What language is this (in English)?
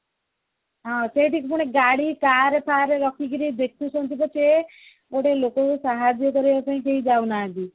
Odia